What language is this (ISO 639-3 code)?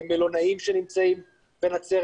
heb